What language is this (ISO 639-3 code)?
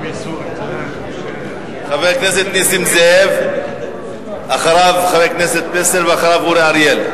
heb